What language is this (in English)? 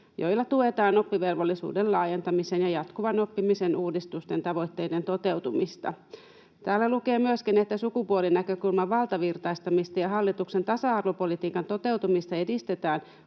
Finnish